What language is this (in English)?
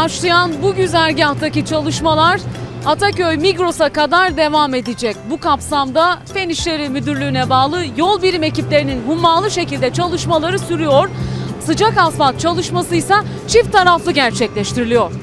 Turkish